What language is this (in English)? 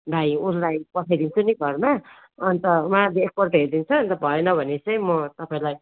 Nepali